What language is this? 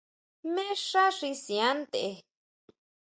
Huautla Mazatec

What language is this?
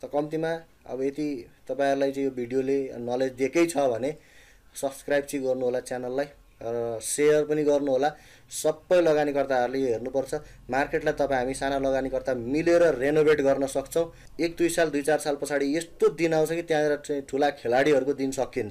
Hindi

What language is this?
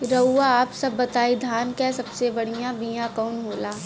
Bhojpuri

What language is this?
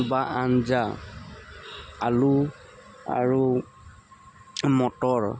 Assamese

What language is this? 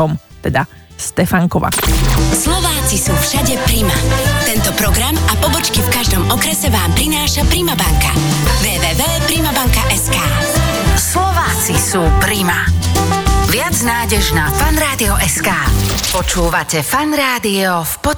Slovak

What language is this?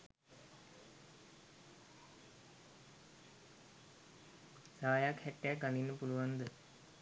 Sinhala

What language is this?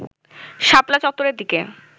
Bangla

